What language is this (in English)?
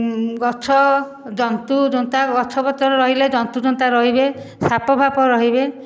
Odia